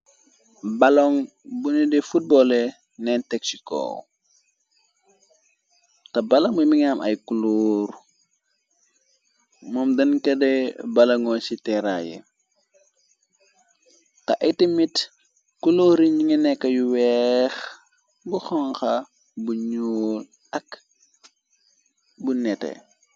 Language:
Wolof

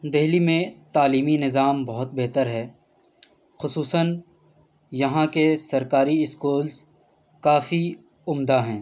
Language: Urdu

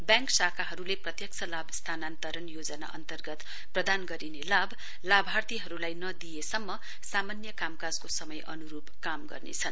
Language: Nepali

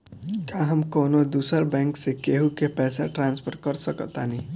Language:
Bhojpuri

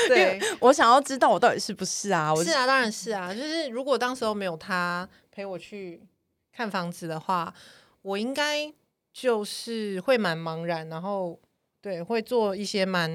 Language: Chinese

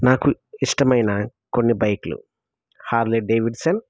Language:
Telugu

